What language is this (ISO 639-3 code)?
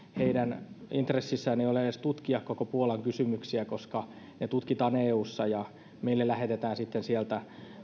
fin